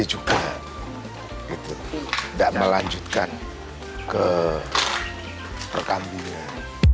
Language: Indonesian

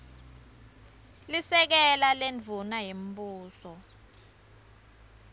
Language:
Swati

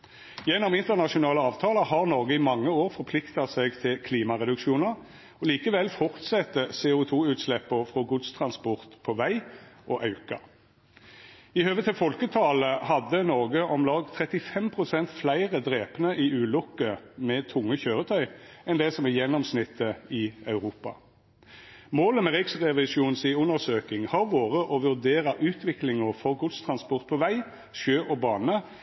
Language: Norwegian Nynorsk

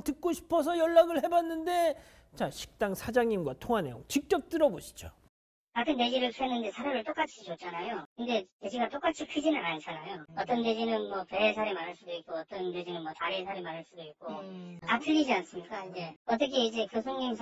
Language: Korean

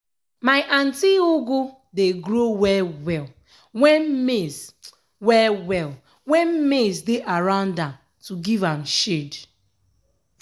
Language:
Nigerian Pidgin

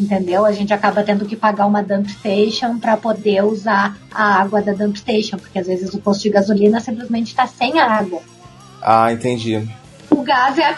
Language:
Portuguese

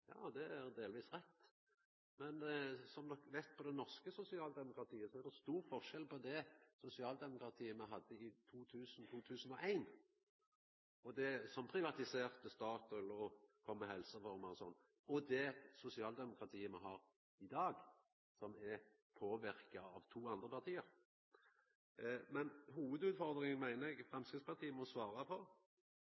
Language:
Norwegian Nynorsk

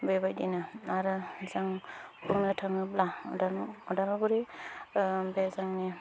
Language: Bodo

